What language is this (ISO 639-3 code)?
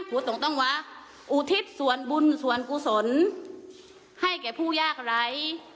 tha